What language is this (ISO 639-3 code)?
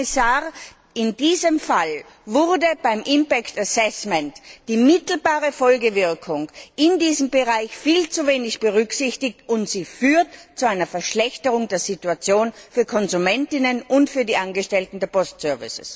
deu